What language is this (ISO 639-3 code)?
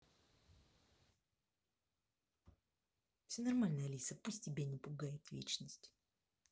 rus